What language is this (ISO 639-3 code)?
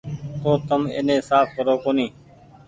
gig